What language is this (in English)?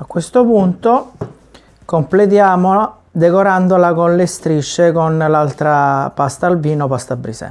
Italian